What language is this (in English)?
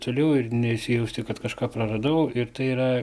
Lithuanian